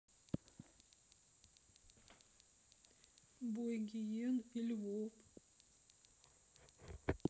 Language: Russian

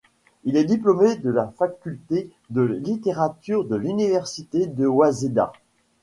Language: French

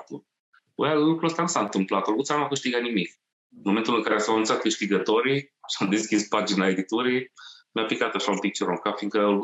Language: Romanian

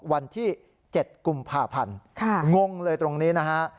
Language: Thai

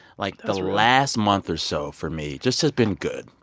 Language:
English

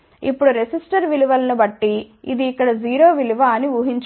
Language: Telugu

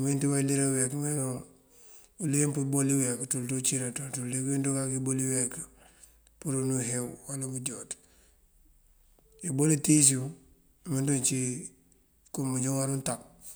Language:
Mandjak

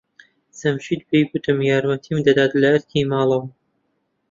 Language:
Central Kurdish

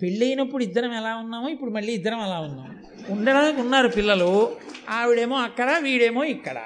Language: Telugu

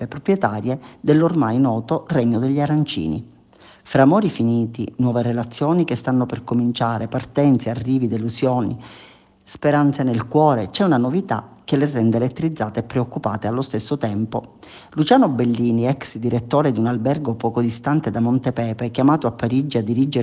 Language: Italian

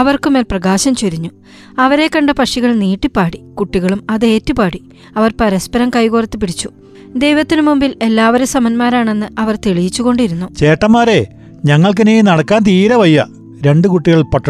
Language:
Malayalam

